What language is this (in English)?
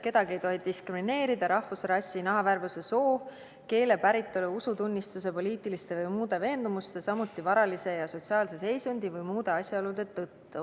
Estonian